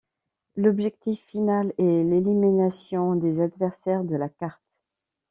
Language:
French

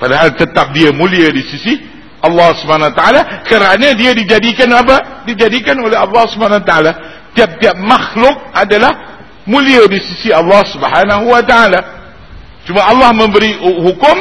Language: Malay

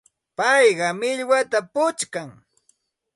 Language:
Santa Ana de Tusi Pasco Quechua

